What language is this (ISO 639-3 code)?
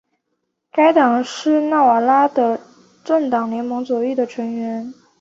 zho